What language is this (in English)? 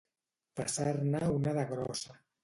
Catalan